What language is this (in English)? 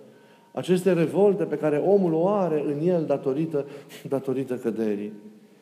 Romanian